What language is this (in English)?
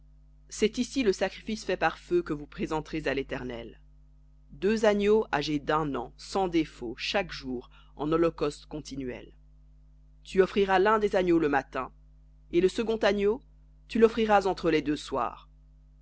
French